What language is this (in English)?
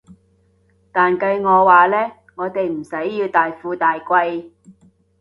Cantonese